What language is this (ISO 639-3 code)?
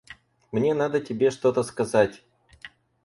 rus